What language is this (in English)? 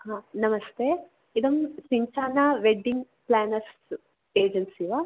Sanskrit